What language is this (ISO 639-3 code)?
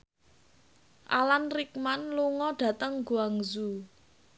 jav